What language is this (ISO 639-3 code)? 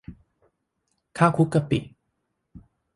tha